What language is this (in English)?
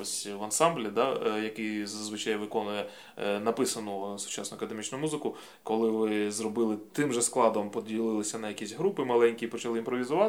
Ukrainian